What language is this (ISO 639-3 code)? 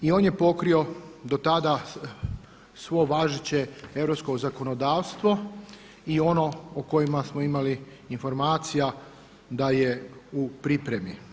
hrv